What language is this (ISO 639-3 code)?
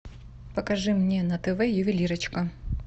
rus